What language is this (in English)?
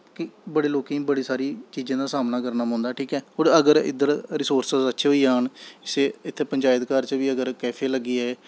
Dogri